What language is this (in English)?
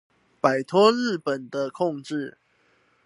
Chinese